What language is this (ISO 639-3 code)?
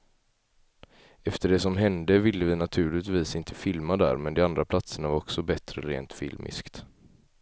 swe